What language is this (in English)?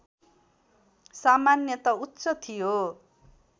Nepali